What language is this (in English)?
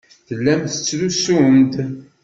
Kabyle